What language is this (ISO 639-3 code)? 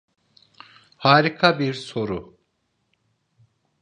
tur